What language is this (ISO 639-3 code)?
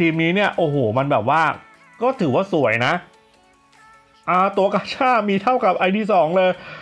tha